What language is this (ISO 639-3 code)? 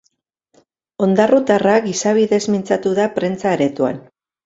eus